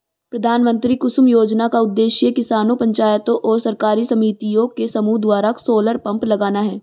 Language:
Hindi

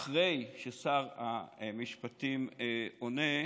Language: Hebrew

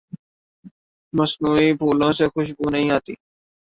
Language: Urdu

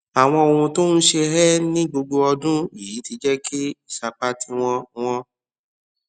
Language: Yoruba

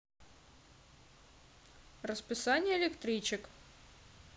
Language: Russian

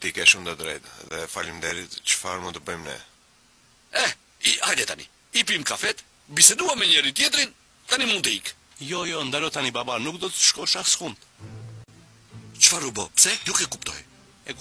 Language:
Romanian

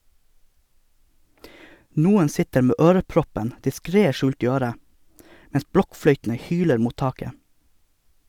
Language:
Norwegian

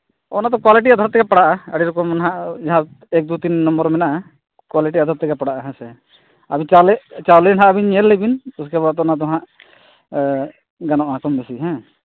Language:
Santali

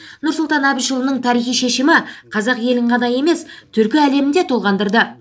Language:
Kazakh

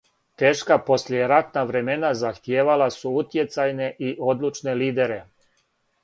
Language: Serbian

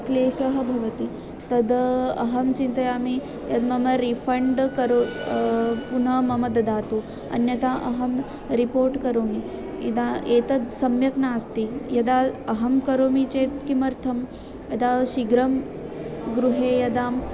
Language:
Sanskrit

